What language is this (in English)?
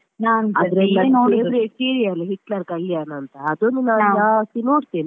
Kannada